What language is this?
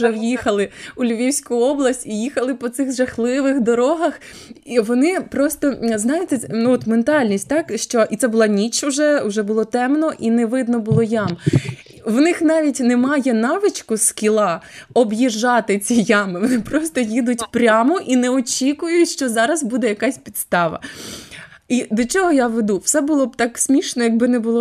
Ukrainian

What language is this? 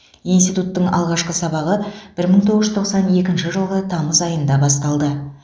Kazakh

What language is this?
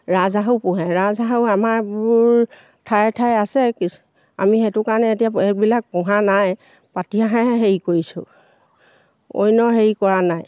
Assamese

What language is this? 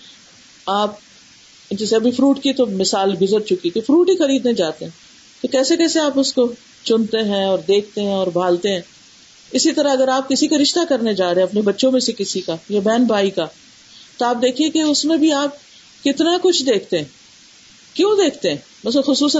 Urdu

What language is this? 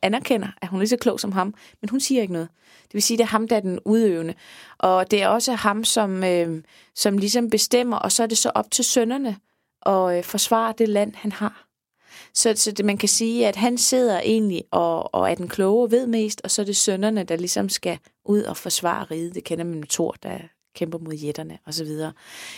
Danish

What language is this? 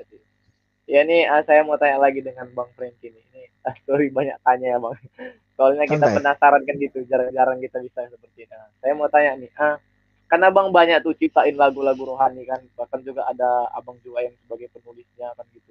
Indonesian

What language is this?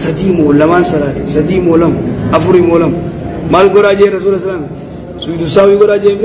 Arabic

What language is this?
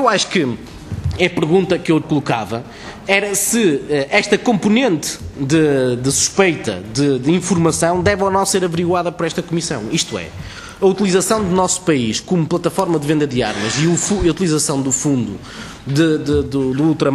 Portuguese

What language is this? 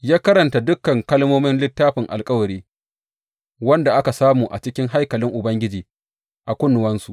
Hausa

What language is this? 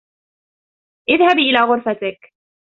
Arabic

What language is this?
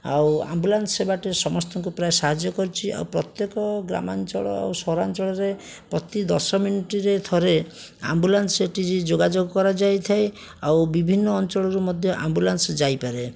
Odia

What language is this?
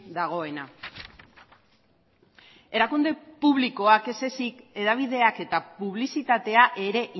Basque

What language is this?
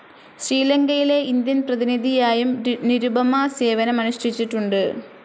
Malayalam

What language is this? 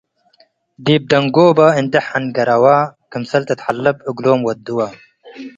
Tigre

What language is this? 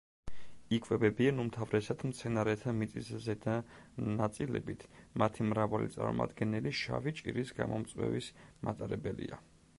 Georgian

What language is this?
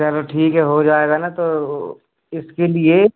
Hindi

